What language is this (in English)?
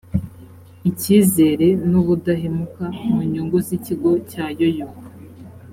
Kinyarwanda